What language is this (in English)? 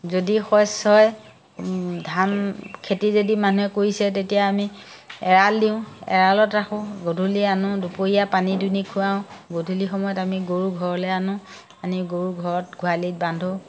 Assamese